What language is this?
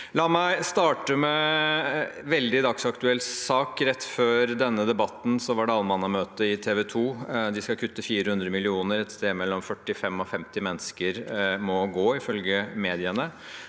Norwegian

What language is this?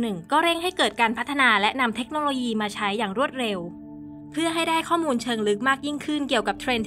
Thai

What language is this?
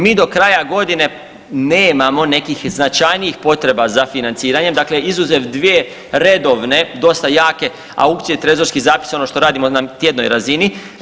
Croatian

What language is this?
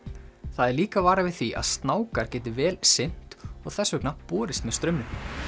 Icelandic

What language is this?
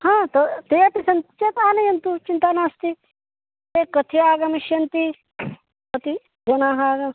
Sanskrit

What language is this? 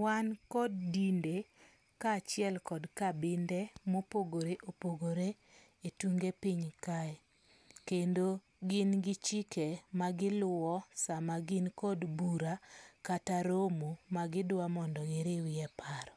Luo (Kenya and Tanzania)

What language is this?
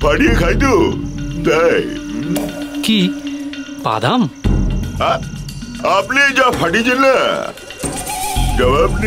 Bangla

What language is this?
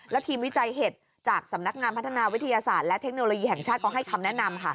Thai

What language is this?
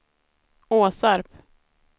Swedish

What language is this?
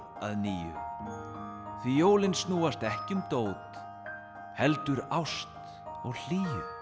Icelandic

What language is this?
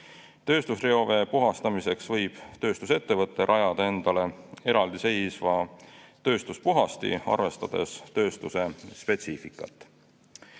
Estonian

